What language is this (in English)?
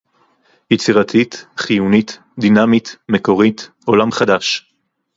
Hebrew